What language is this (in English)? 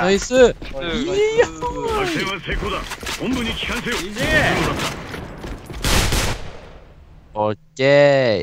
Japanese